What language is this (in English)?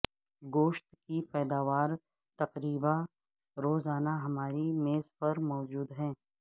Urdu